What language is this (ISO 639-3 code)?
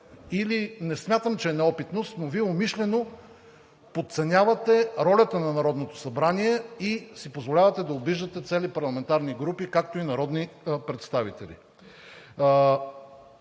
bul